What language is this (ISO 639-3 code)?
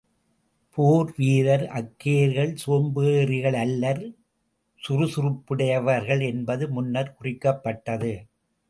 tam